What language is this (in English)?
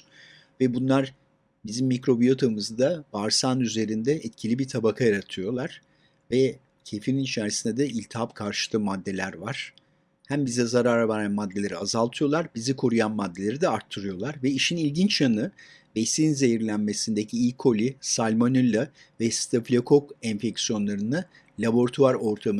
Turkish